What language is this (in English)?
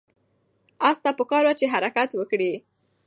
Pashto